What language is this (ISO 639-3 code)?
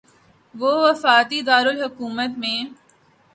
urd